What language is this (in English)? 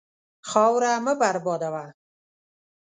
Pashto